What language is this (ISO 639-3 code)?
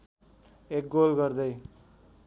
nep